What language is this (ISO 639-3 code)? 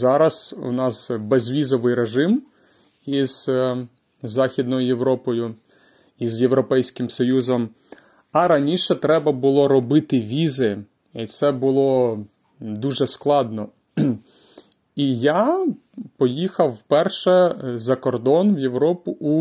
ukr